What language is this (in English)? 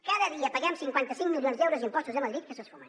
Catalan